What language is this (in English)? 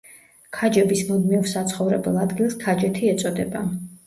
Georgian